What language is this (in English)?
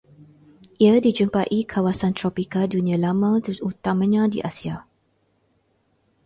Malay